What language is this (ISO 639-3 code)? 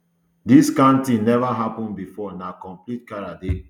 pcm